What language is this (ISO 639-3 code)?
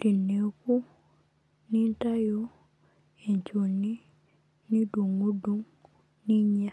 mas